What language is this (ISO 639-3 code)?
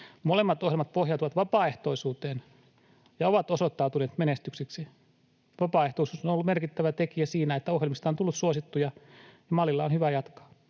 fin